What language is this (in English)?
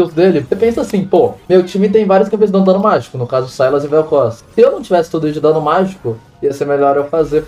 Portuguese